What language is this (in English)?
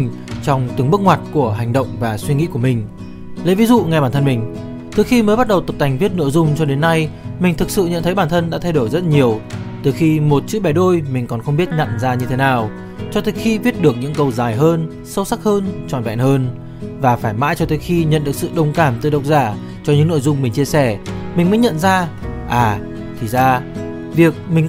Vietnamese